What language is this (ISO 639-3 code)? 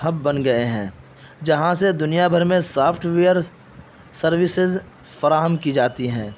urd